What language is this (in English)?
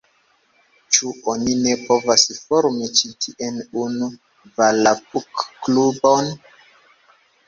Esperanto